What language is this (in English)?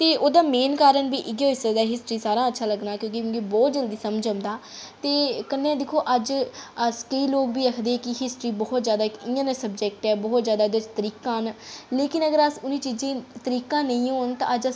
Dogri